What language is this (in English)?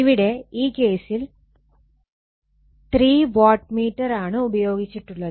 Malayalam